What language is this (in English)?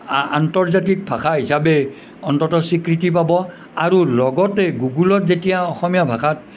Assamese